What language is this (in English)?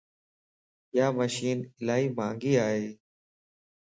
Lasi